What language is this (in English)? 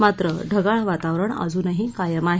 Marathi